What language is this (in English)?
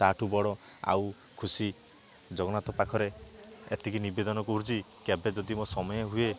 Odia